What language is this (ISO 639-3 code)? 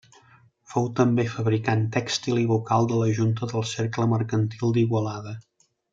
cat